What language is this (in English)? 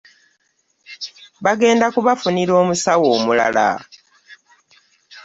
Ganda